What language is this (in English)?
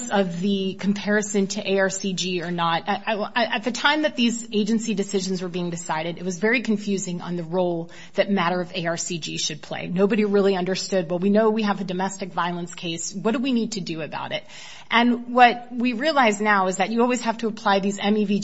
English